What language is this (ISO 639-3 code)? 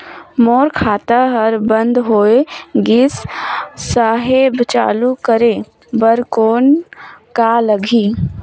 hne